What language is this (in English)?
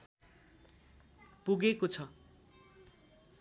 Nepali